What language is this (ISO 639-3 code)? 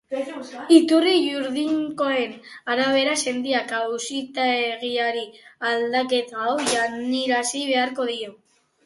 eus